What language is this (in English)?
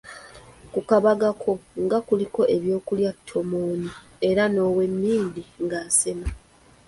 Ganda